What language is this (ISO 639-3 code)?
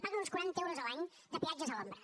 cat